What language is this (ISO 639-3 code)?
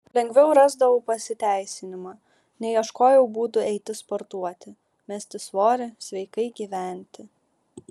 lit